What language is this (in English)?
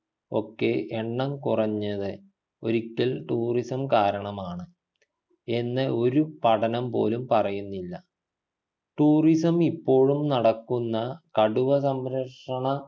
Malayalam